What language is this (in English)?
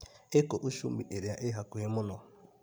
Kikuyu